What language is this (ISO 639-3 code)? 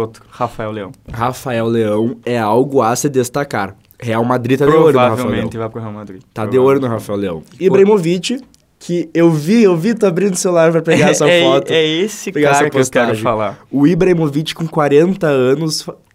por